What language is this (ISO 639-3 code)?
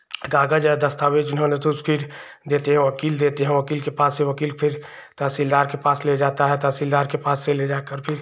hin